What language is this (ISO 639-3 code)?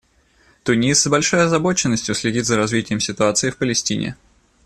rus